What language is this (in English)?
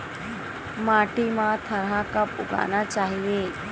Chhattisgarhi